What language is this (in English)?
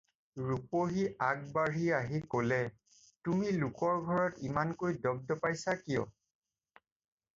Assamese